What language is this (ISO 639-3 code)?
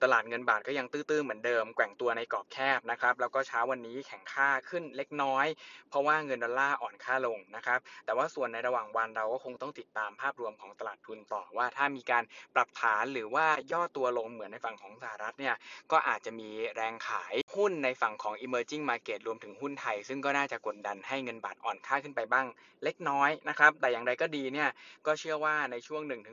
tha